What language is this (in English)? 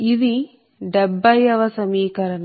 Telugu